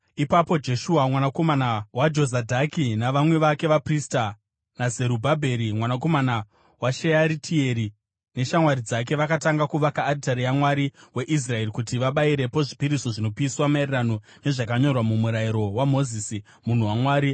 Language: Shona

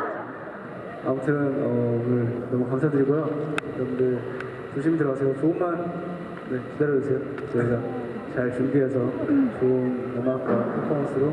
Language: Korean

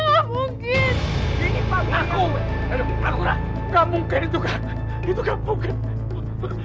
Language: Indonesian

